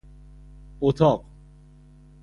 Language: Persian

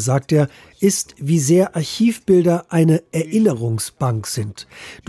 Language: German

